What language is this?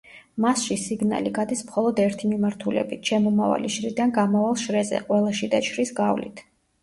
Georgian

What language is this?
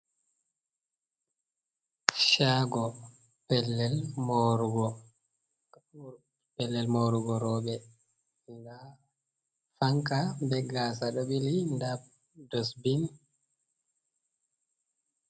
Fula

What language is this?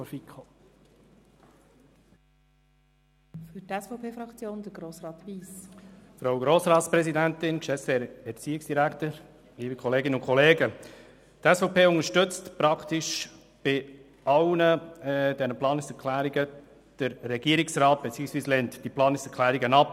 Swiss German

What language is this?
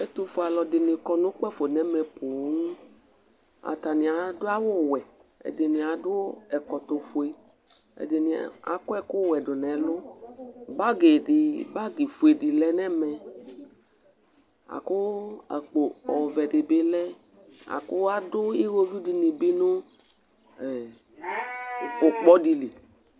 Ikposo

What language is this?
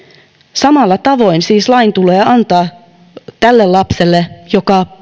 Finnish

